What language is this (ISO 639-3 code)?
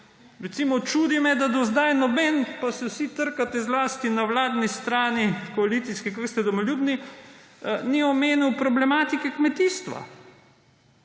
slv